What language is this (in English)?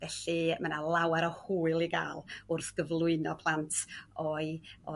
Welsh